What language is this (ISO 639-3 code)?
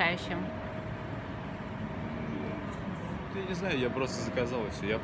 rus